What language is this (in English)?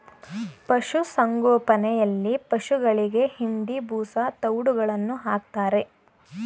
Kannada